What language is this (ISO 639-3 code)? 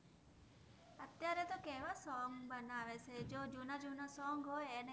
guj